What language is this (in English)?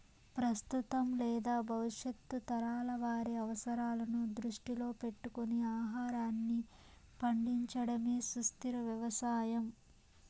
Telugu